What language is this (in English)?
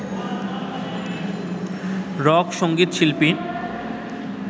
Bangla